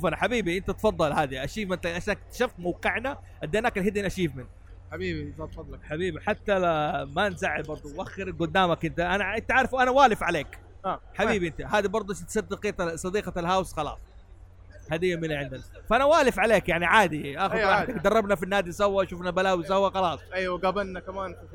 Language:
Arabic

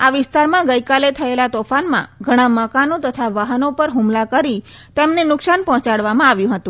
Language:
Gujarati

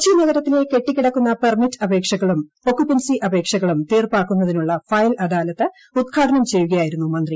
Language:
Malayalam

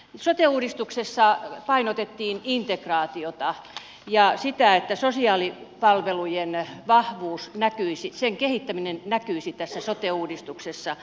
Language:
Finnish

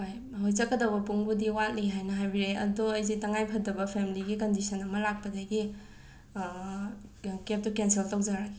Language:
Manipuri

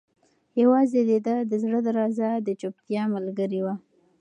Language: Pashto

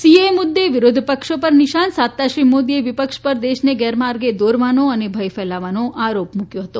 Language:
Gujarati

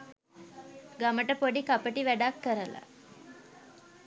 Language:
Sinhala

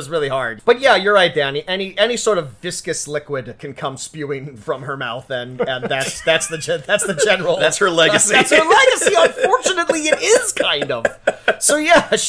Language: English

